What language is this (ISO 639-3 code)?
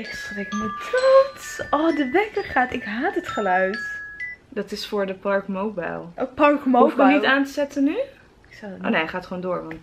nld